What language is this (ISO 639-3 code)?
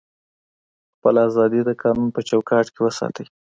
pus